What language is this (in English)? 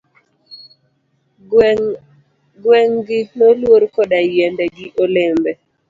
Luo (Kenya and Tanzania)